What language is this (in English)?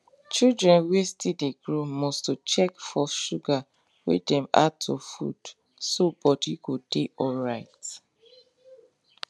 Nigerian Pidgin